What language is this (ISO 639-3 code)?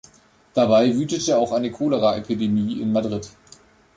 deu